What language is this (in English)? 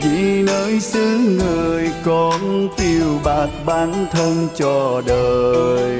Vietnamese